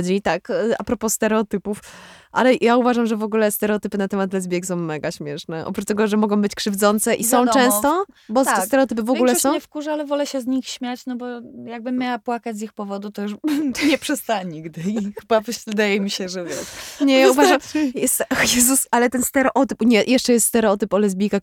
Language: Polish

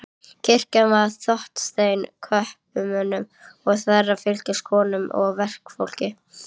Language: Icelandic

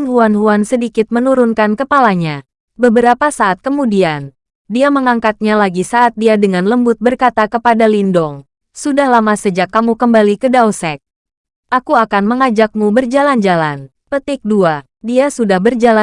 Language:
Indonesian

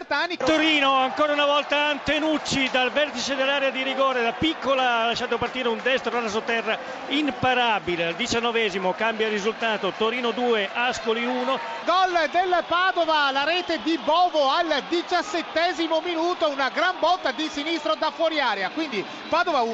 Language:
Italian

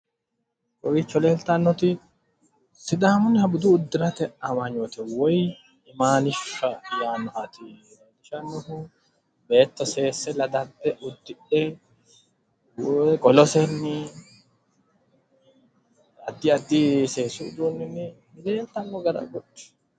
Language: Sidamo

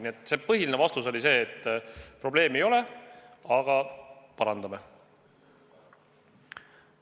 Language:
Estonian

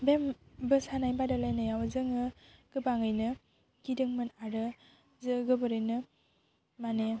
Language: Bodo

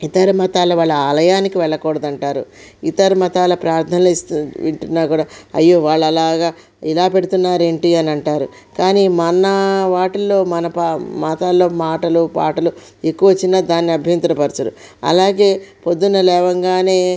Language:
Telugu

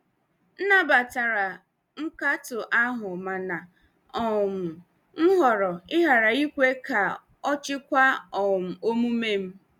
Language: Igbo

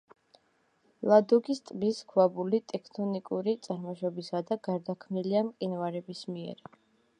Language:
Georgian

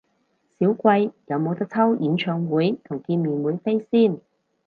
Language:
Cantonese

